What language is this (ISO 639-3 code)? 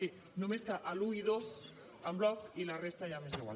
cat